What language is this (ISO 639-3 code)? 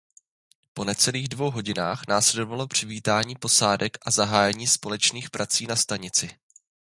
ces